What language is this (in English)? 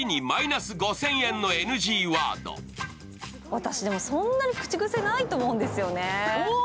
Japanese